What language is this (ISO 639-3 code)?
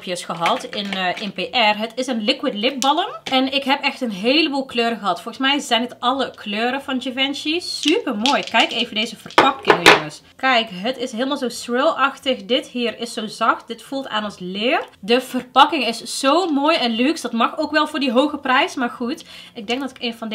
nld